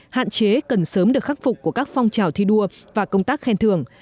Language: Vietnamese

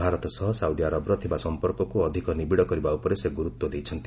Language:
Odia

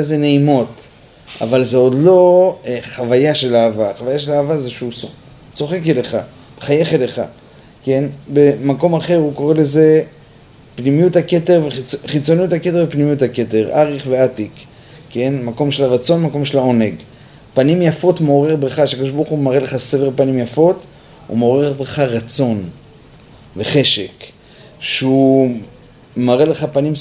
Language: Hebrew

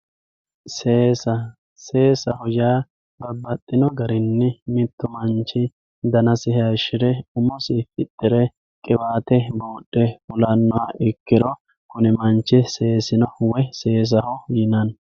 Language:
Sidamo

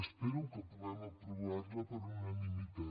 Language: Catalan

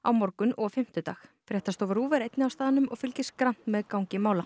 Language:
Icelandic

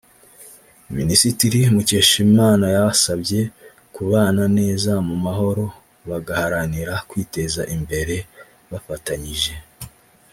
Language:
Kinyarwanda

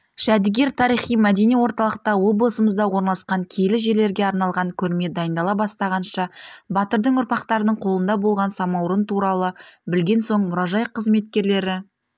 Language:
Kazakh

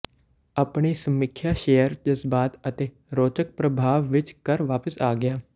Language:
Punjabi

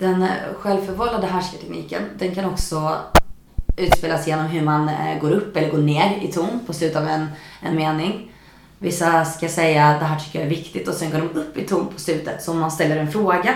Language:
Swedish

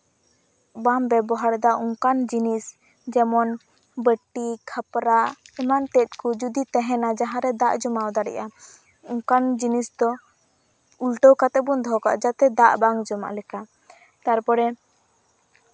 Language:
Santali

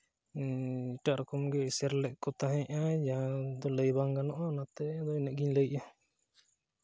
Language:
Santali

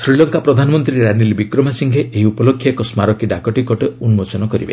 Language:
Odia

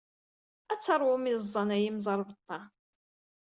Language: Kabyle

